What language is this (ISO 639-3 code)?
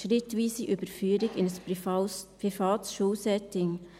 gsw